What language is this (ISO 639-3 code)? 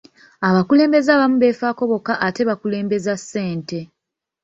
lug